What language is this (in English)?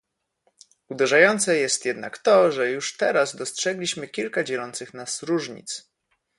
Polish